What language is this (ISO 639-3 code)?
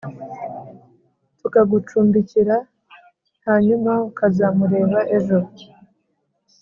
kin